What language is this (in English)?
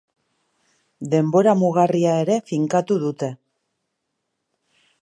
Basque